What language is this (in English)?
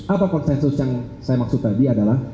Indonesian